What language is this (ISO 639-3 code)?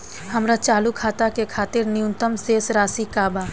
bho